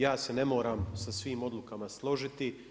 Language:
Croatian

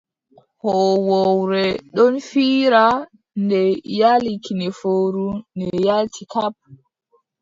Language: Adamawa Fulfulde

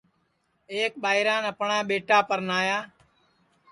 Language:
Sansi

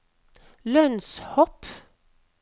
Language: Norwegian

